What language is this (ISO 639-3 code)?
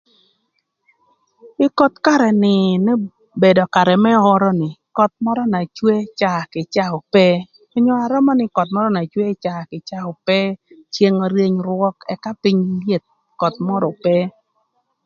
lth